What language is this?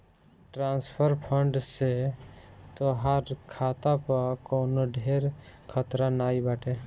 Bhojpuri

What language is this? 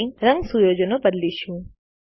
Gujarati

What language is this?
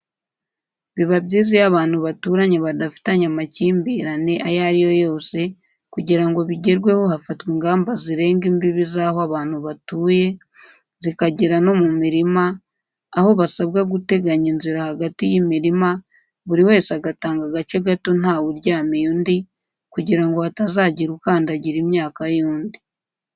Kinyarwanda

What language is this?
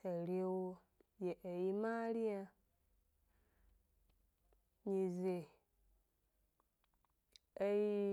Gbari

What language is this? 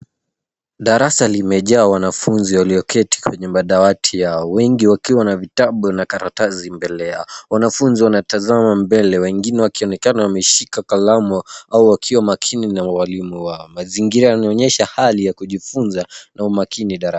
Swahili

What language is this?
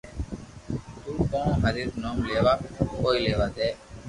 Loarki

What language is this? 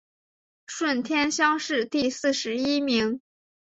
Chinese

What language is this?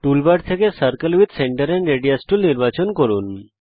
Bangla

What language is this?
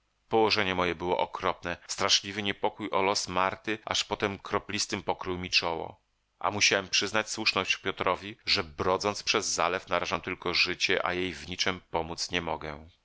Polish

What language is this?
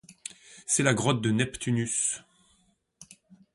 French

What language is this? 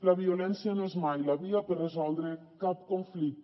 Catalan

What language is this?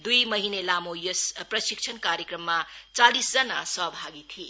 Nepali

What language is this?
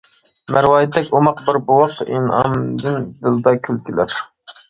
Uyghur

